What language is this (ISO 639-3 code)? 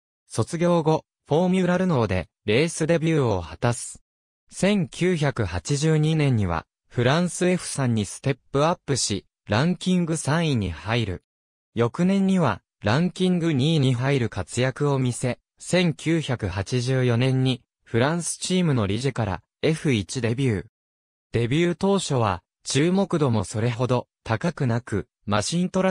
jpn